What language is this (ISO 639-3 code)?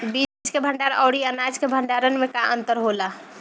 bho